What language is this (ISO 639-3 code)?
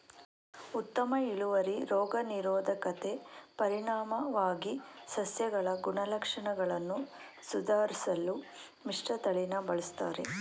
kan